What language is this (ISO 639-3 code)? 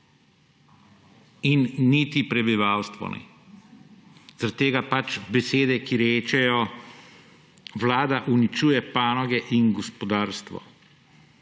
slv